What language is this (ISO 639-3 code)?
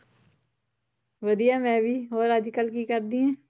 pan